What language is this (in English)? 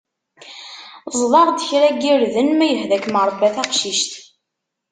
Kabyle